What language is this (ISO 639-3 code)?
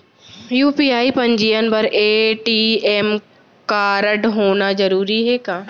hne